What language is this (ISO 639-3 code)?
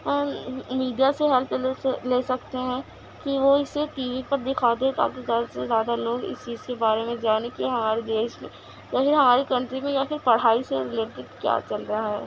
urd